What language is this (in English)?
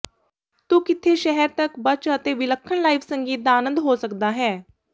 Punjabi